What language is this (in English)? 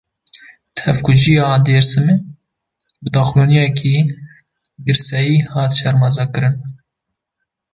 Kurdish